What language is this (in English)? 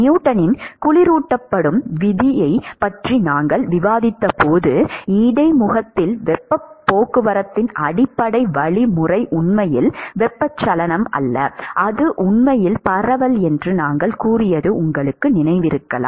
Tamil